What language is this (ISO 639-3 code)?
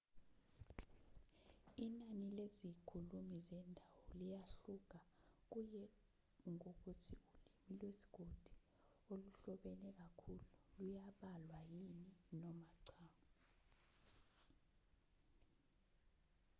zul